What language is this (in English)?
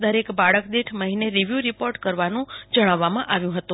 Gujarati